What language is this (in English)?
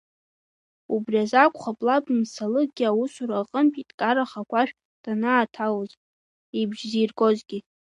Abkhazian